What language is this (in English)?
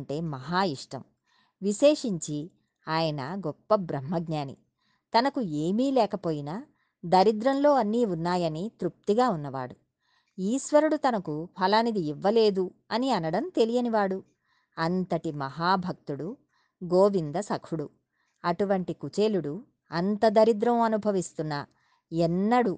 Telugu